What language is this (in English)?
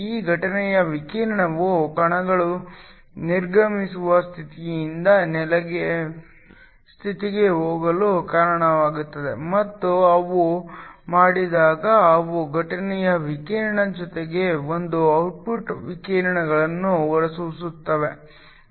Kannada